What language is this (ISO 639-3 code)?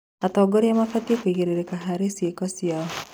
kik